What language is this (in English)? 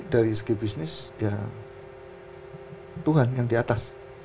Indonesian